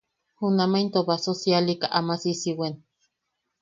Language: Yaqui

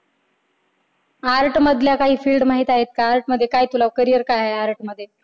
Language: Marathi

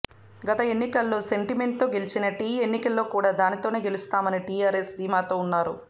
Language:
Telugu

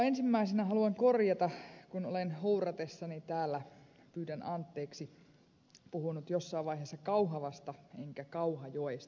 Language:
Finnish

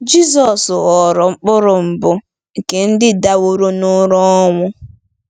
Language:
Igbo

